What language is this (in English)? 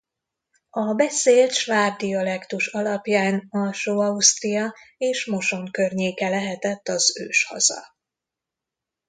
Hungarian